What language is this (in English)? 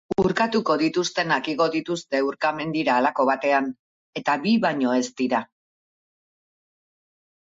Basque